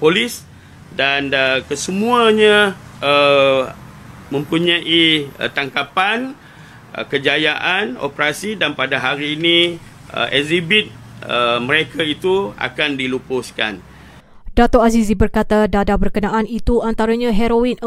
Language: Malay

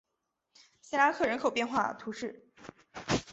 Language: Chinese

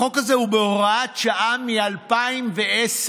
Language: Hebrew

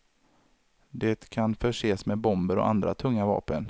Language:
Swedish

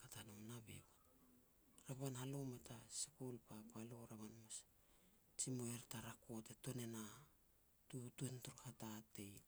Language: Petats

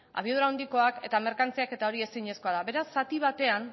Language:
Basque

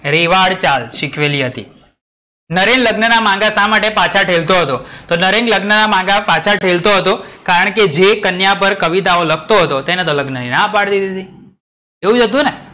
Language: Gujarati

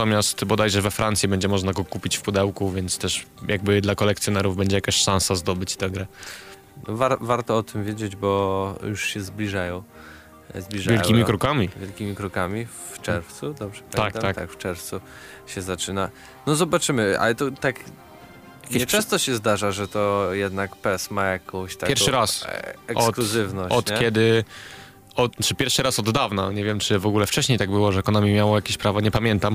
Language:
Polish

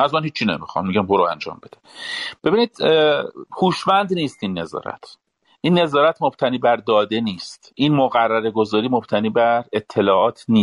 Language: Persian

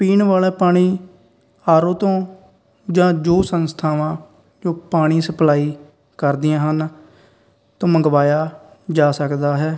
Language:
Punjabi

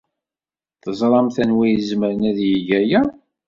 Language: Kabyle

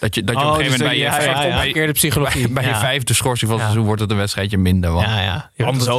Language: Dutch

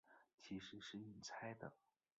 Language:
Chinese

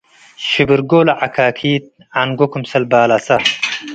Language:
Tigre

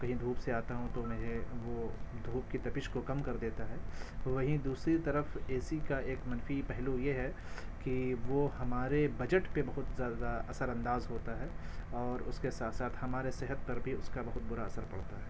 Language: Urdu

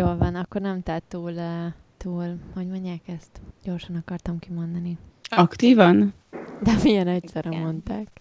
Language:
Hungarian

